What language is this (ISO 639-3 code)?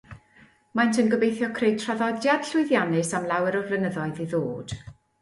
cym